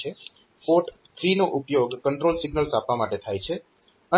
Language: Gujarati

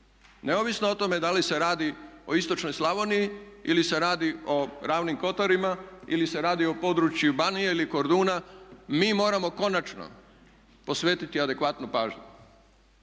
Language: Croatian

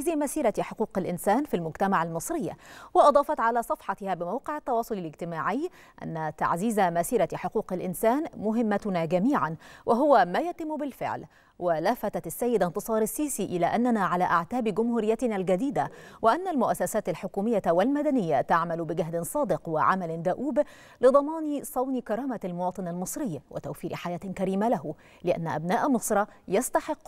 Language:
Arabic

